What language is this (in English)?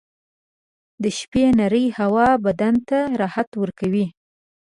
Pashto